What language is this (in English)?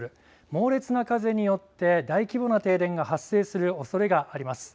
Japanese